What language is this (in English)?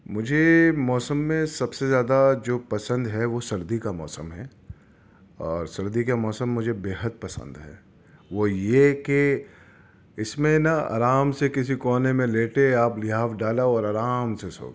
Urdu